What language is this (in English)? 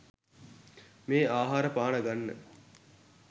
Sinhala